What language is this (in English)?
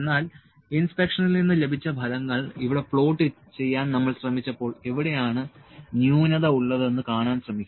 Malayalam